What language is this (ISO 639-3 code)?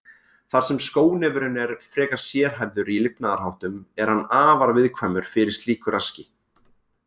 isl